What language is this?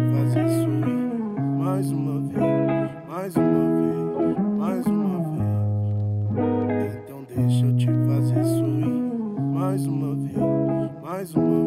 Portuguese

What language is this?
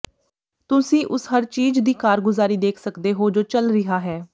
Punjabi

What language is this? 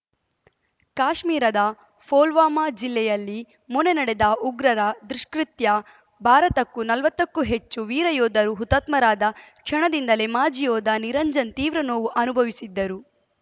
Kannada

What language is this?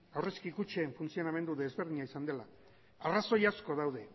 Basque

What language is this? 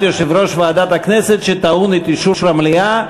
Hebrew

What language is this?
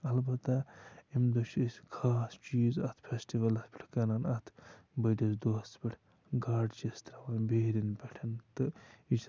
Kashmiri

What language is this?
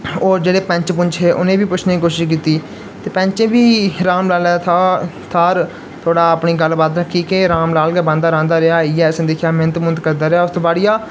Dogri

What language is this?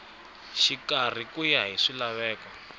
Tsonga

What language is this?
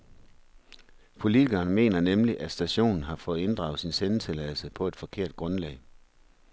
Danish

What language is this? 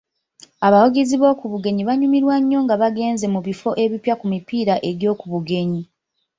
Ganda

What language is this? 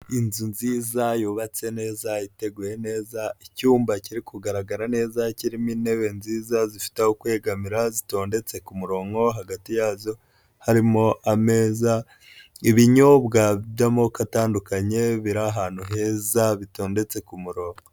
Kinyarwanda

